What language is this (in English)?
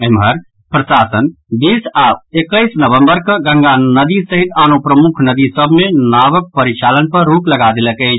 Maithili